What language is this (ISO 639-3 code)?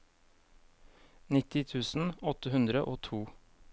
nor